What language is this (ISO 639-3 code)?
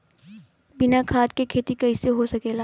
bho